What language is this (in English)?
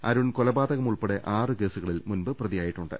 Malayalam